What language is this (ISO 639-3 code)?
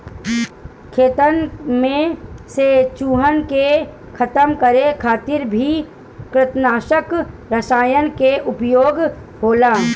bho